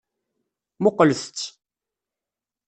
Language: Kabyle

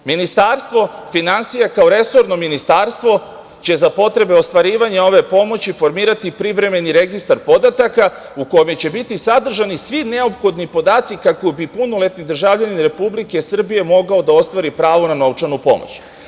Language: Serbian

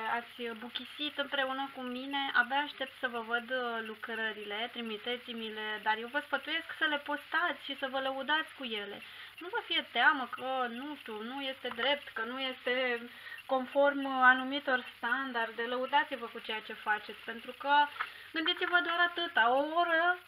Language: Romanian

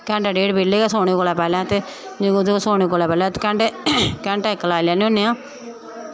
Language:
Dogri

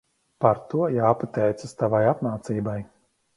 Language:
Latvian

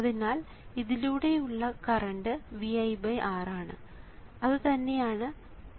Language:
Malayalam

